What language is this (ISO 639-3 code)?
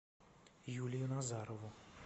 rus